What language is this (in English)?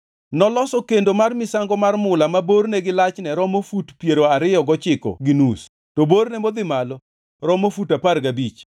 Luo (Kenya and Tanzania)